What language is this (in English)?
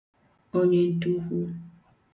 Igbo